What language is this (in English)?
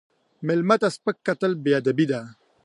Pashto